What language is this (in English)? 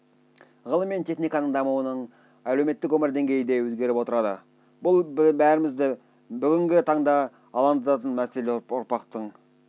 Kazakh